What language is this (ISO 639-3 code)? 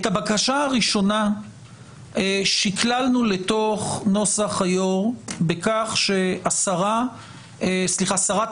heb